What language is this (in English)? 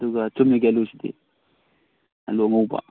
Manipuri